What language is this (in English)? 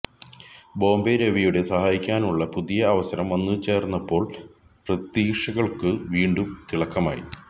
Malayalam